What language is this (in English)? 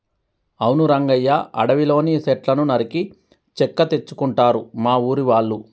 Telugu